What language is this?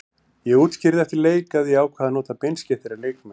Icelandic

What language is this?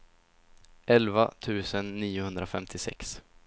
Swedish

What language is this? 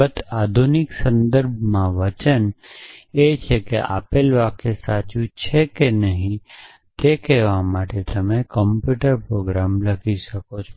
Gujarati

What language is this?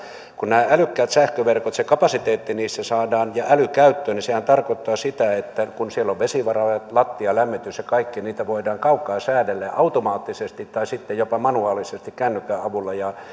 Finnish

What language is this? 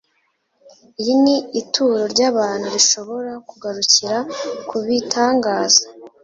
Kinyarwanda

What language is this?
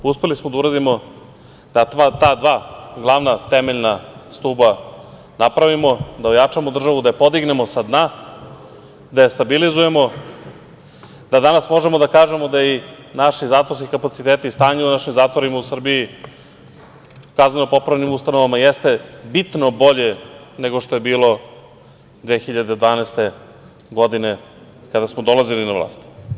Serbian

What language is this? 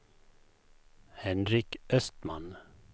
Swedish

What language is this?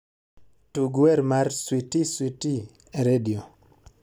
Luo (Kenya and Tanzania)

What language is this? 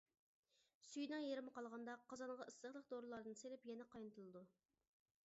Uyghur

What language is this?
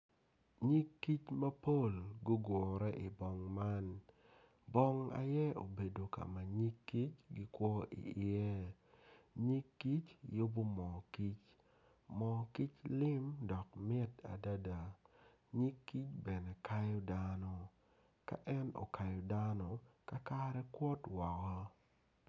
Acoli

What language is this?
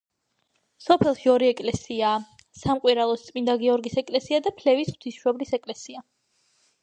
Georgian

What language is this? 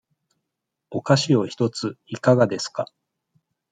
Japanese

